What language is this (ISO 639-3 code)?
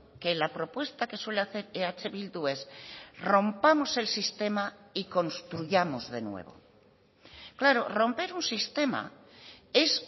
spa